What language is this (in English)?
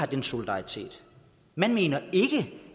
Danish